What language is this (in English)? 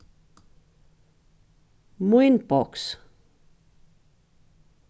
Faroese